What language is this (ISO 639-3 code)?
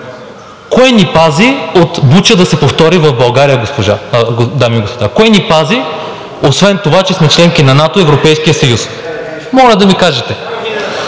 bul